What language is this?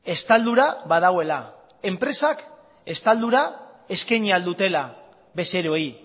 Basque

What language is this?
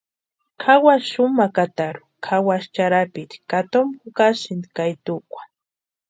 Western Highland Purepecha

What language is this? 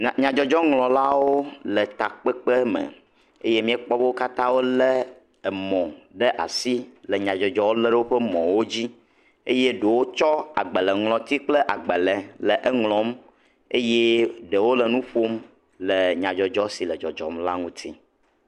Ewe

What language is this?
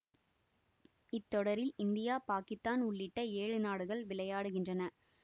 Tamil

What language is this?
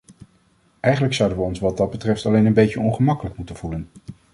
Dutch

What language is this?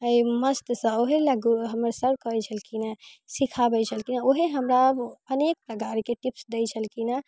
Maithili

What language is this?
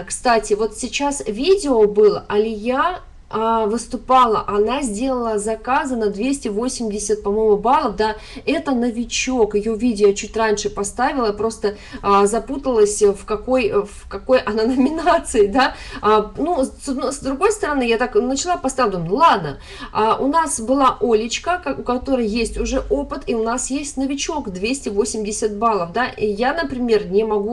Russian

